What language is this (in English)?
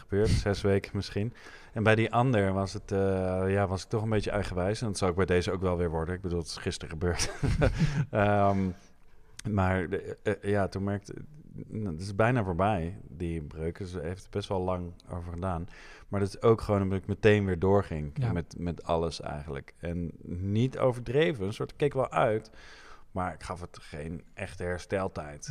Dutch